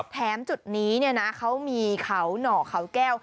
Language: Thai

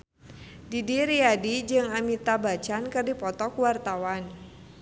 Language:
Sundanese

